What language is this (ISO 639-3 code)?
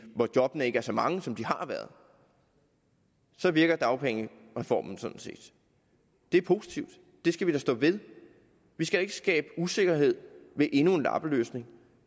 dan